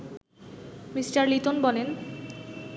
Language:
Bangla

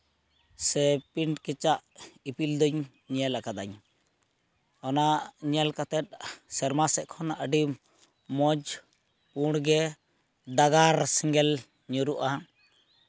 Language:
Santali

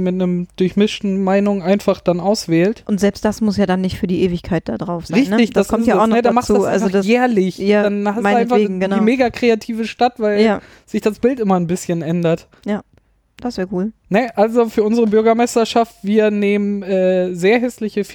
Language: German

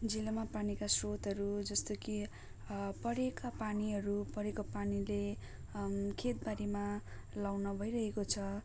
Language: Nepali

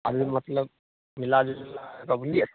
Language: Maithili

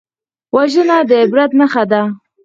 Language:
Pashto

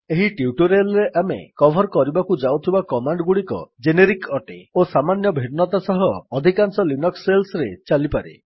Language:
Odia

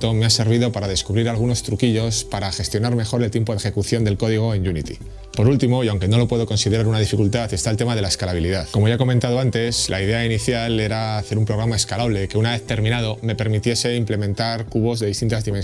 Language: Spanish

